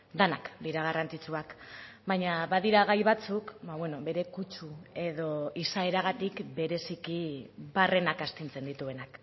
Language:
Basque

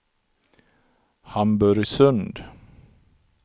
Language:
Swedish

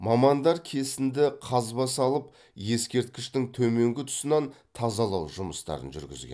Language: Kazakh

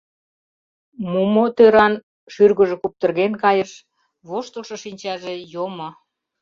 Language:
Mari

